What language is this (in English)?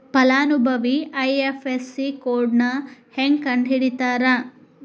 Kannada